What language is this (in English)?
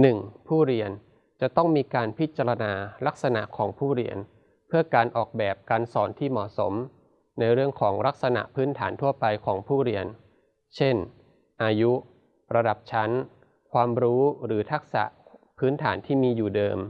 Thai